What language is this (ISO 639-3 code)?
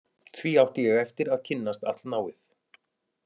isl